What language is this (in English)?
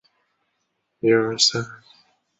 Chinese